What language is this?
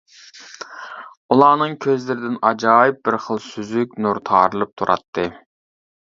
Uyghur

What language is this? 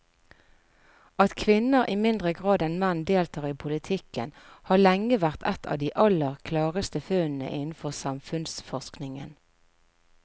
Norwegian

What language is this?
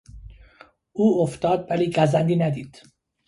Persian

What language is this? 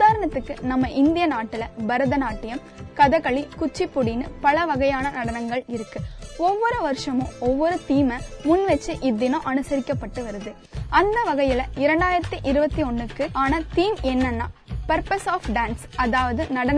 Tamil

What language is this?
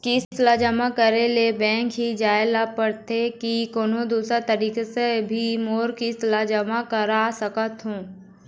Chhattisgarhi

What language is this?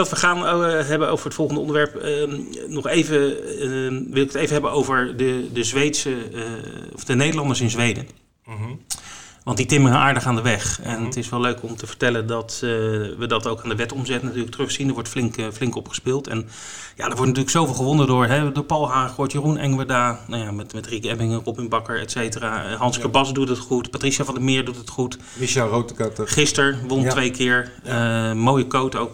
Dutch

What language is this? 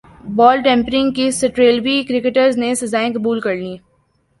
Urdu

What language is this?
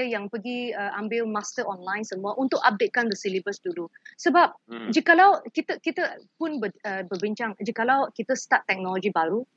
Malay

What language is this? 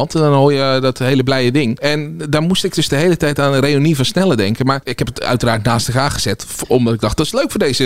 Dutch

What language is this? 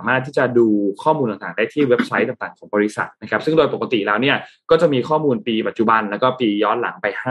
Thai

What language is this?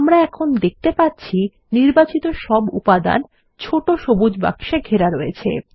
Bangla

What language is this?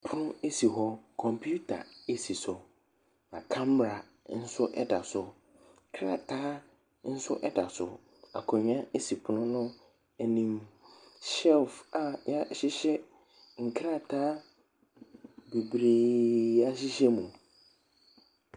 Akan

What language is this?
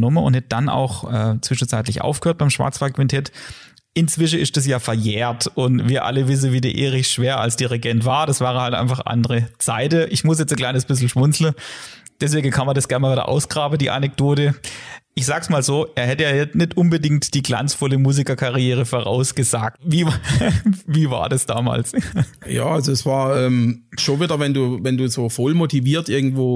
German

